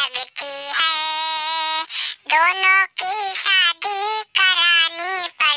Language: Indonesian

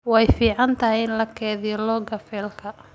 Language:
Somali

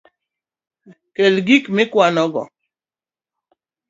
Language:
Luo (Kenya and Tanzania)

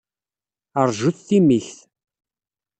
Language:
Kabyle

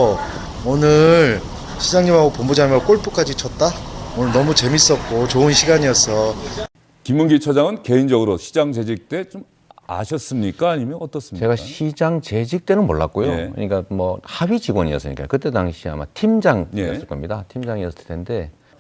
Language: Korean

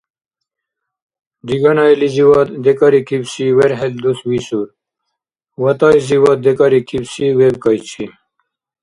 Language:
Dargwa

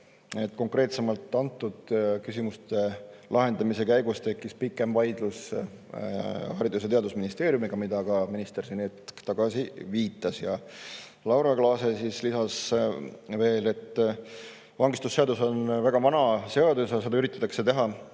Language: Estonian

